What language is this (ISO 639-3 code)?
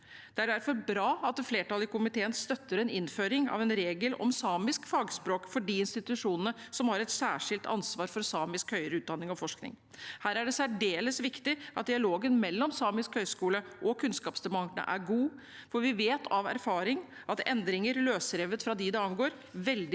nor